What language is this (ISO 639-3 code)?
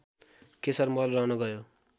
nep